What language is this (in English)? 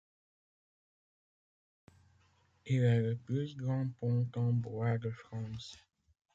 French